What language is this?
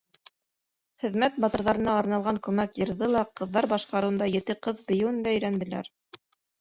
Bashkir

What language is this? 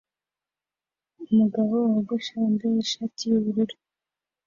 Kinyarwanda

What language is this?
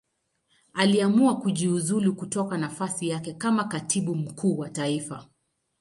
Swahili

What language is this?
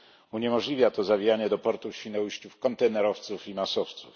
Polish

